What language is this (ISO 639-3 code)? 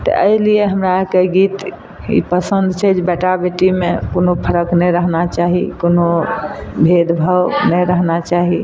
mai